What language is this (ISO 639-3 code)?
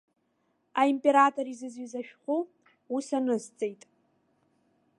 abk